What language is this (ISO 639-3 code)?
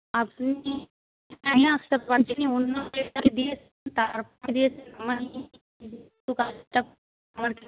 ben